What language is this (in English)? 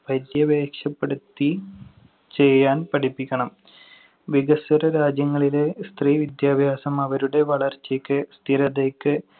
Malayalam